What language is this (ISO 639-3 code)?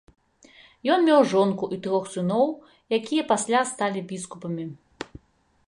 bel